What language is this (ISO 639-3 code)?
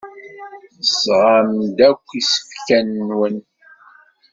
kab